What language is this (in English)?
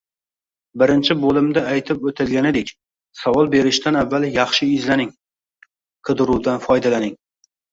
Uzbek